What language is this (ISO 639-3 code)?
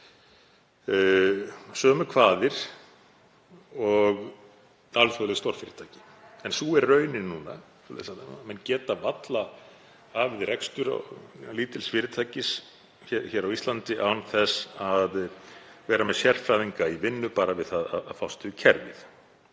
isl